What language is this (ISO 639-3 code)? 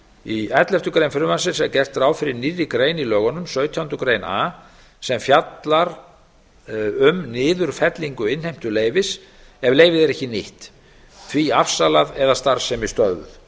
isl